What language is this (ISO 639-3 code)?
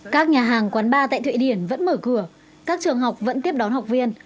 vie